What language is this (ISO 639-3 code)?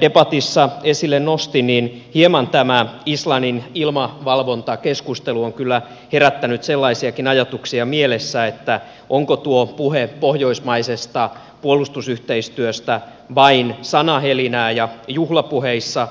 fin